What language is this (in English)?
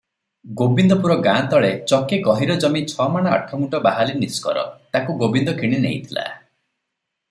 Odia